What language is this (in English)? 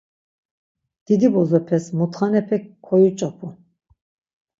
Laz